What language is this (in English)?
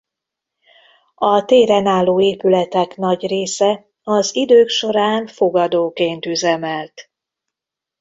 Hungarian